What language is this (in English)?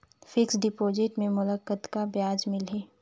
Chhattisgarhi